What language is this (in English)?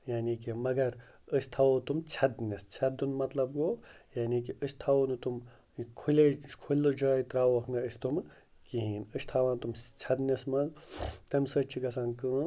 Kashmiri